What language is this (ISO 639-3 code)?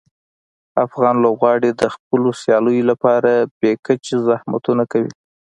pus